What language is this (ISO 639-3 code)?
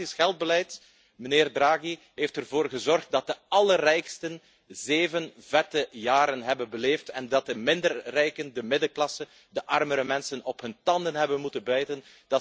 nld